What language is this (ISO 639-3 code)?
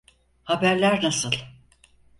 tur